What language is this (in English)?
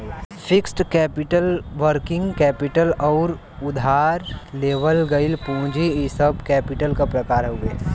Bhojpuri